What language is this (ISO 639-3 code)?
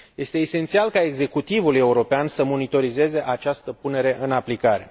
ron